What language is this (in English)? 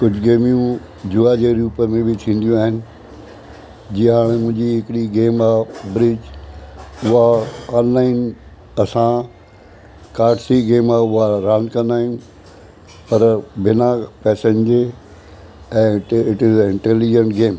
Sindhi